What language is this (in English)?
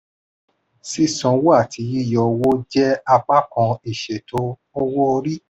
Yoruba